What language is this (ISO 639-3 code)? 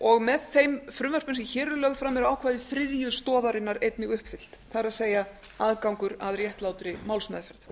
isl